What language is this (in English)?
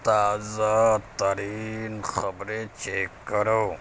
Urdu